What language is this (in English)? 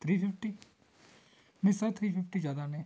Punjabi